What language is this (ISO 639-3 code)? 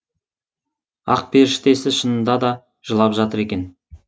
kaz